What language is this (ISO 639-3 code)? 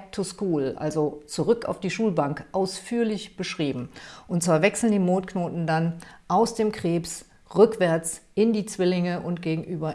deu